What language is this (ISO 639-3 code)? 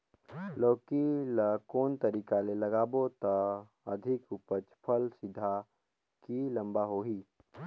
hne